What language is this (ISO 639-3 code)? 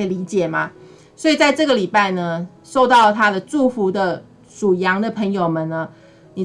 zho